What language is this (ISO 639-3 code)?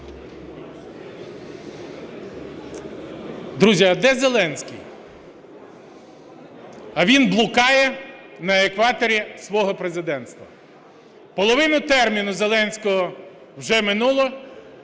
ukr